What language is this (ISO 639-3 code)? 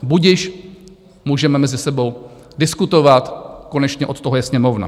ces